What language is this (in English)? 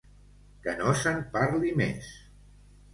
Catalan